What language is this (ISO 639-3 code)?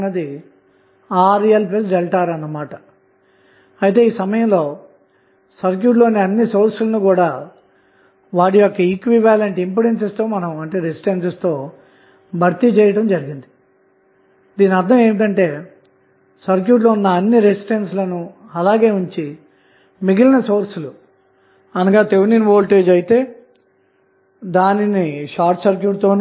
tel